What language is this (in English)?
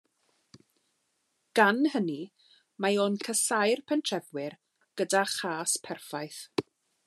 Welsh